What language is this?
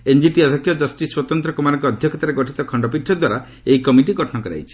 Odia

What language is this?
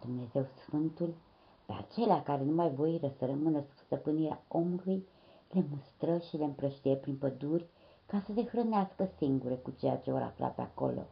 Romanian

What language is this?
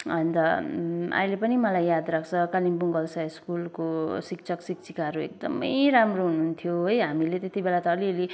Nepali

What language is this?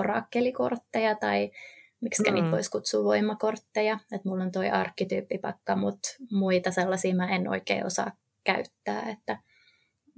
Finnish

